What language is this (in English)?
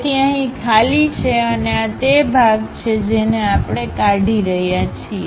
Gujarati